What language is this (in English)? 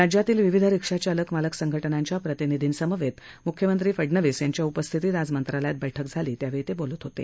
Marathi